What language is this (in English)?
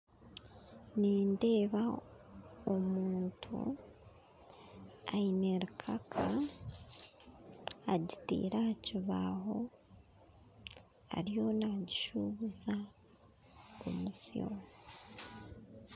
Nyankole